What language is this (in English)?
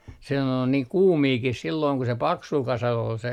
Finnish